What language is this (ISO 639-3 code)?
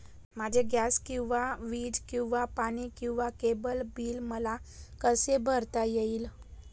mar